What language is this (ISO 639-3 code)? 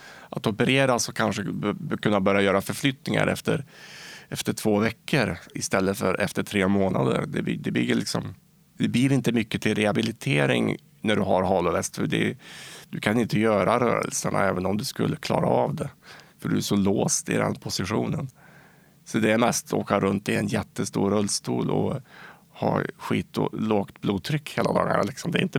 swe